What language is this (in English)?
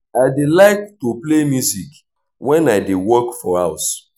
Nigerian Pidgin